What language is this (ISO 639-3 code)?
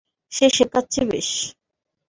ben